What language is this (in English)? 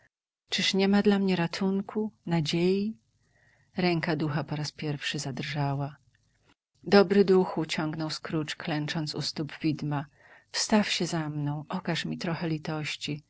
Polish